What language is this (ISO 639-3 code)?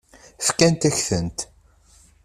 kab